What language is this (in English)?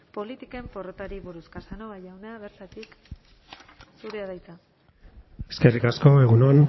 Basque